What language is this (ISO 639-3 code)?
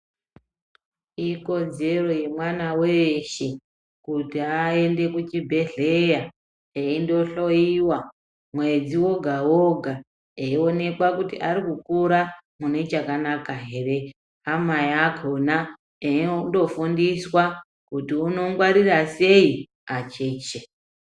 ndc